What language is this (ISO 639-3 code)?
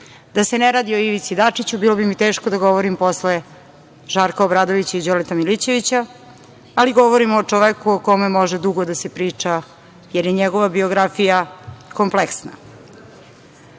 srp